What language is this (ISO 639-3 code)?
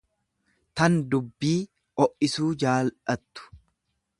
orm